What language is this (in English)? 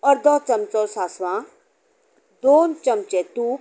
Konkani